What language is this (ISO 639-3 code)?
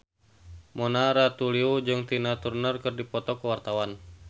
sun